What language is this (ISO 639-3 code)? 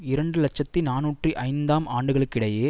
tam